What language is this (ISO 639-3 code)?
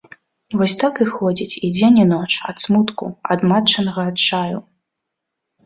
bel